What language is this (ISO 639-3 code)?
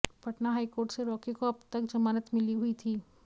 hin